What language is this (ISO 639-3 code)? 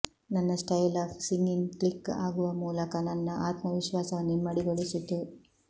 kan